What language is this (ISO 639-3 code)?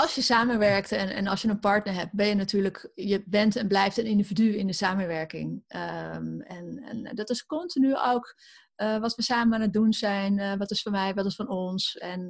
nld